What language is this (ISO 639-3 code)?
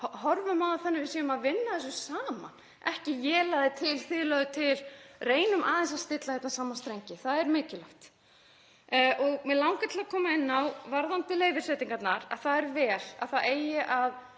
isl